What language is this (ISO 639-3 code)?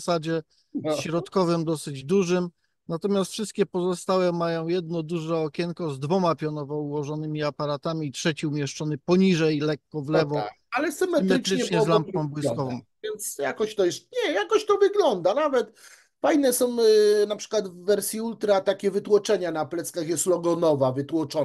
pol